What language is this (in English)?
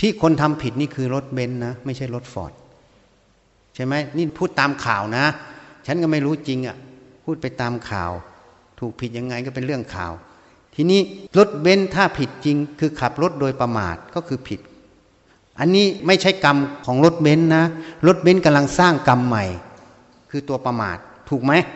Thai